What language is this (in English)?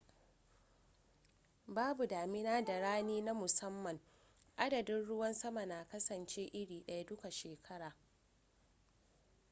Hausa